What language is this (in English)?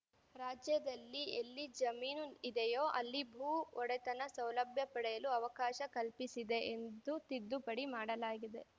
Kannada